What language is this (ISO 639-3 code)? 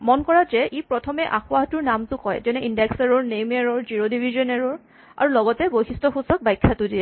asm